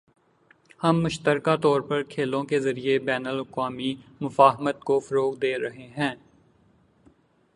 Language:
Urdu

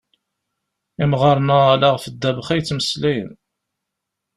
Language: Kabyle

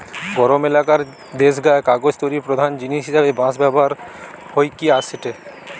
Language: Bangla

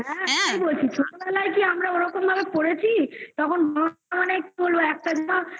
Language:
Bangla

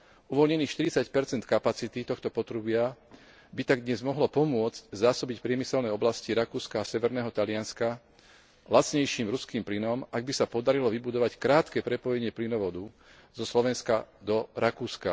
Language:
Slovak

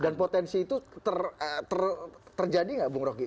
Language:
Indonesian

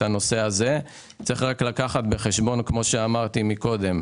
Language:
Hebrew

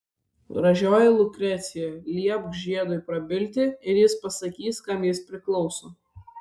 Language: Lithuanian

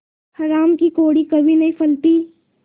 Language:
Hindi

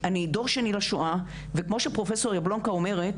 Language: Hebrew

